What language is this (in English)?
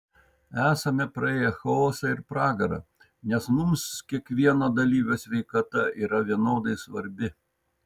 Lithuanian